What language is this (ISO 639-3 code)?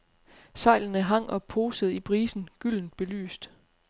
dan